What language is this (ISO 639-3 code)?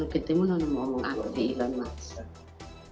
ind